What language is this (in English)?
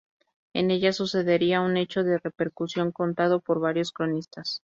Spanish